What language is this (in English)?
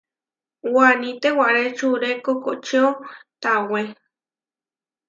Huarijio